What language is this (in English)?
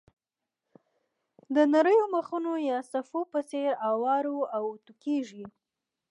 Pashto